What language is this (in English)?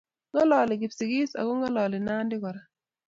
Kalenjin